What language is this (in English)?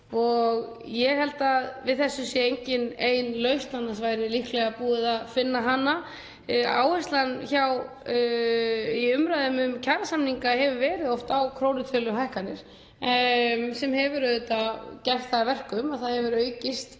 Icelandic